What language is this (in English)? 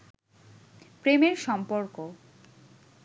Bangla